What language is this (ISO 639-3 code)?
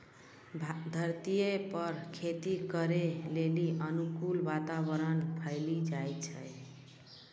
mai